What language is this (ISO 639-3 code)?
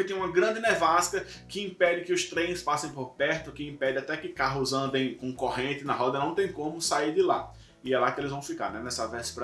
por